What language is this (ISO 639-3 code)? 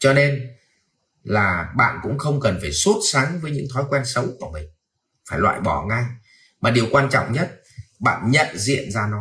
vie